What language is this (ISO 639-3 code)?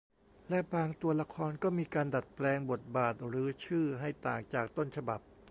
tha